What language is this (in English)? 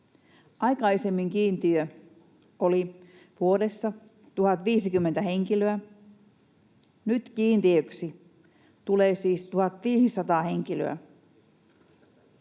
Finnish